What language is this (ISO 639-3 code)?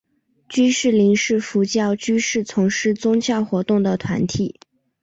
zho